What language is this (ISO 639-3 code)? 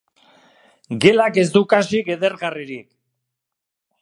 eus